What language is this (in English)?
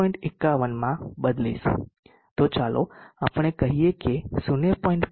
Gujarati